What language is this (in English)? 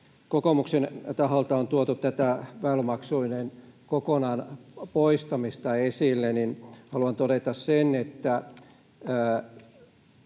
Finnish